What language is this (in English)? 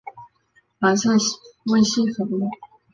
Chinese